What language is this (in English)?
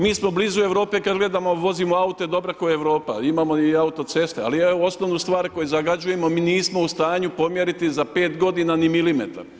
Croatian